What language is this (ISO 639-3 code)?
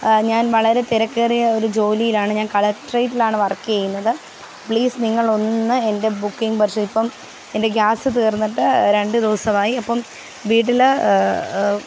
mal